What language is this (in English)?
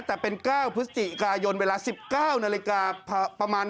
Thai